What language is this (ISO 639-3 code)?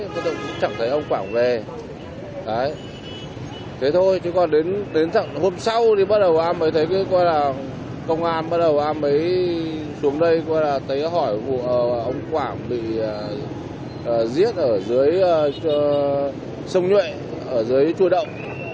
vie